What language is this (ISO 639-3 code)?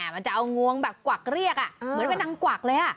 tha